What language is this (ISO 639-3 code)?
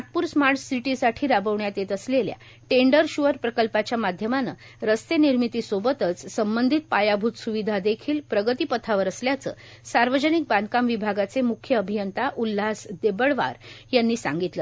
mar